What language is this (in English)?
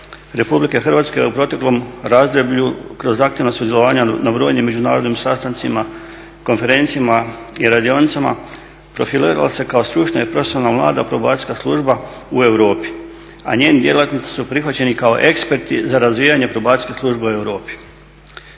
Croatian